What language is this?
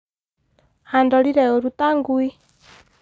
Kikuyu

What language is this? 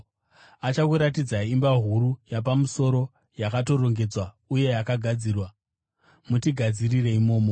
Shona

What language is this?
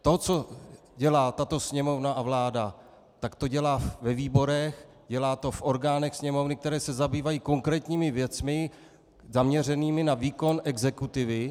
Czech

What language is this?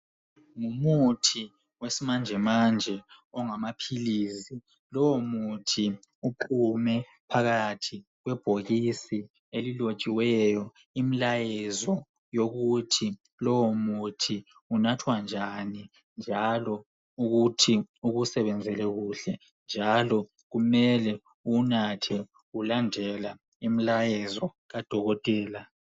North Ndebele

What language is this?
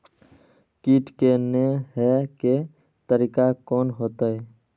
Maithili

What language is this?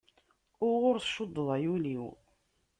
Kabyle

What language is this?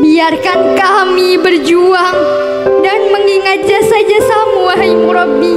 Indonesian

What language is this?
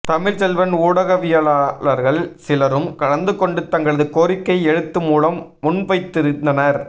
Tamil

